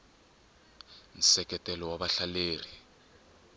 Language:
Tsonga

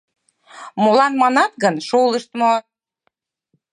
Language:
Mari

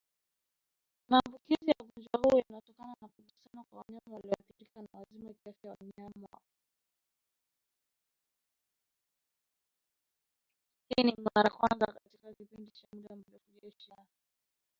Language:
Swahili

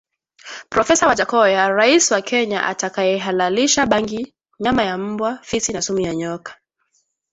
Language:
Swahili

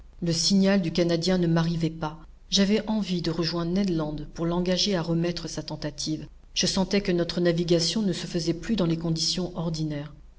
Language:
French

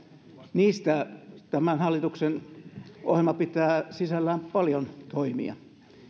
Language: Finnish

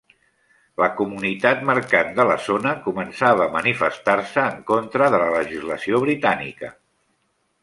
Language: Catalan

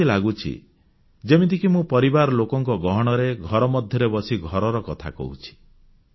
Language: Odia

